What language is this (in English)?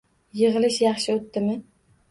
Uzbek